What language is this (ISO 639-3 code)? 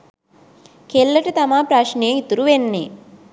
sin